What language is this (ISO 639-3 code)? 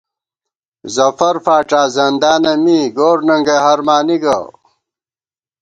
gwt